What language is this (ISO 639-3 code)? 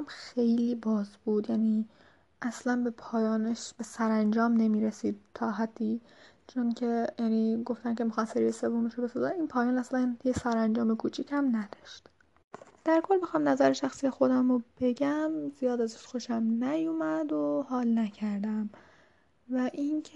fas